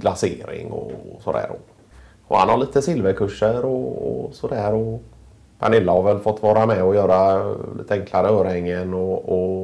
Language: Swedish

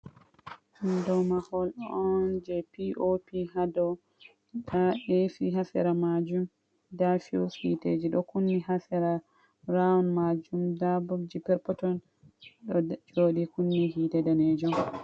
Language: Fula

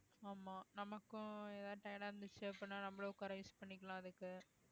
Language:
Tamil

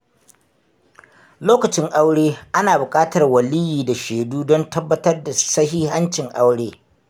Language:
Hausa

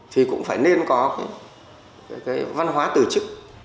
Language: Vietnamese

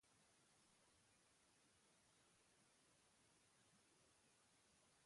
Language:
Basque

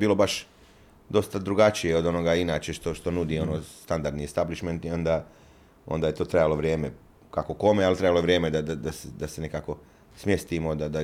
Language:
Croatian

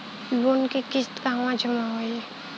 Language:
Bhojpuri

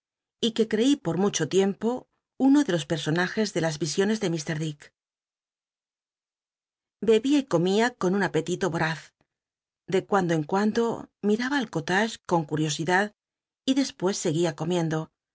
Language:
Spanish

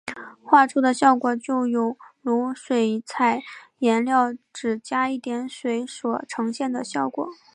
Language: Chinese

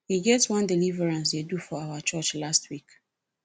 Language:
Nigerian Pidgin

